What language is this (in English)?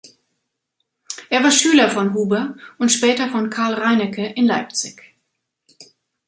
German